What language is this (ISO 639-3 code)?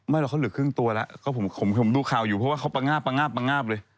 tha